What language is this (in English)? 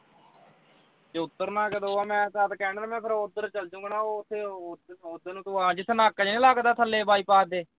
Punjabi